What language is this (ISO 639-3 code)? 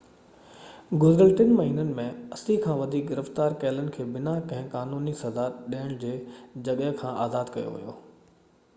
snd